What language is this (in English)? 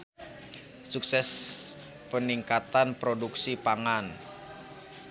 Sundanese